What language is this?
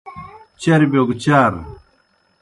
Kohistani Shina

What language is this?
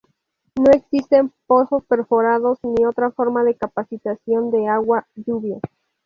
Spanish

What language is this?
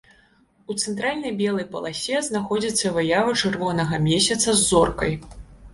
Belarusian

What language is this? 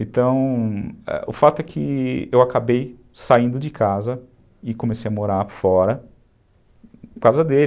Portuguese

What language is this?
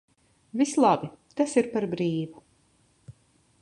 Latvian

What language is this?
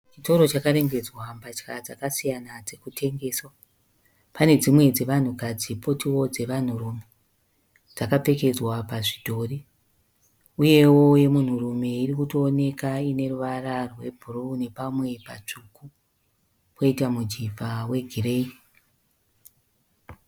Shona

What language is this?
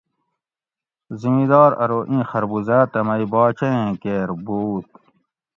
Gawri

